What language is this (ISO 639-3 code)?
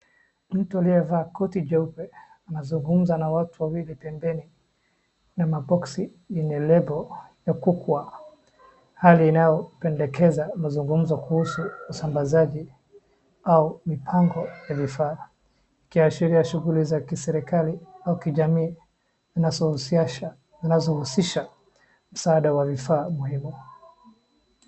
swa